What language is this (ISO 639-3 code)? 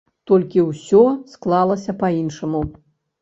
bel